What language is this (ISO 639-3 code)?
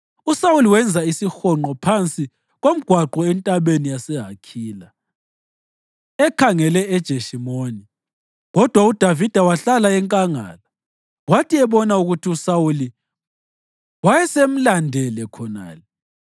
nde